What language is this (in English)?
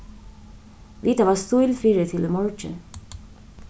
Faroese